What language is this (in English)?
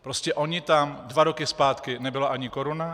Czech